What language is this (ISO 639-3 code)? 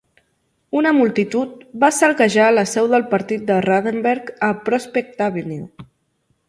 cat